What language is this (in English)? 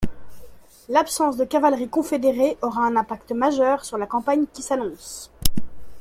French